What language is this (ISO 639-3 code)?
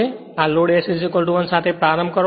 guj